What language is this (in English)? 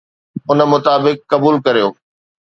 Sindhi